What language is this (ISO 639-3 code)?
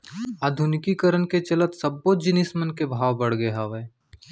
hne